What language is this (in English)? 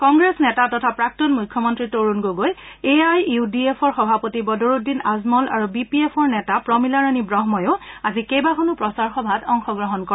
Assamese